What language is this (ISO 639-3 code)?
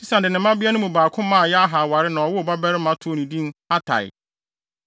aka